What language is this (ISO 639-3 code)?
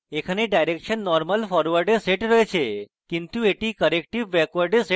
ben